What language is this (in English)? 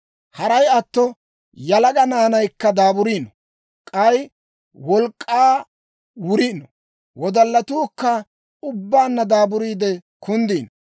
Dawro